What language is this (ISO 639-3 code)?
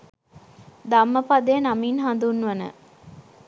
sin